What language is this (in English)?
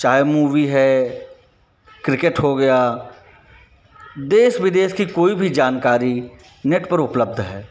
Hindi